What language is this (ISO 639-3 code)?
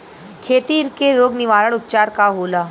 bho